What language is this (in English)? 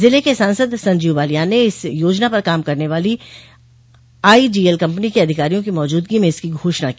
Hindi